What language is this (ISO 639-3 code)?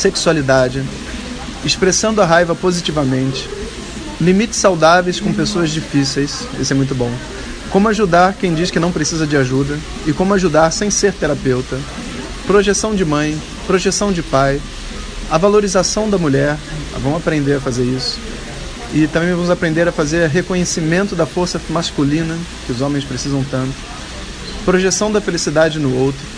por